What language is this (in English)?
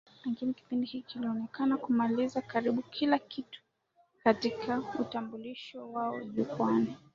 Swahili